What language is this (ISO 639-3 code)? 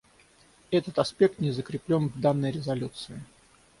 rus